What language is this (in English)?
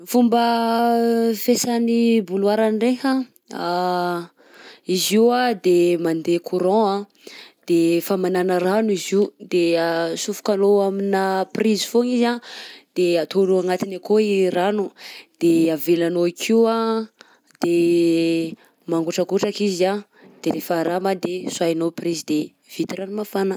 Southern Betsimisaraka Malagasy